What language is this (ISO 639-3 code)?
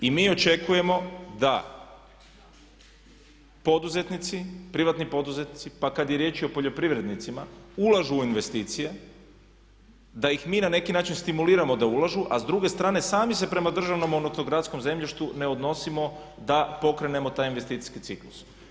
hrv